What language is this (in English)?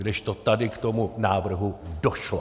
Czech